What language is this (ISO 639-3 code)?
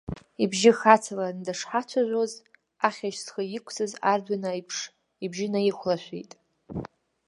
abk